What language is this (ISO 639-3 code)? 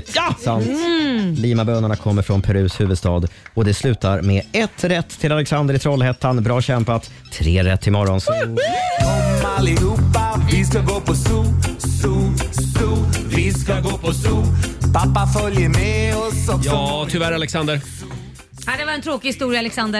swe